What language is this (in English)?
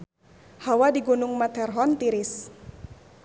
Sundanese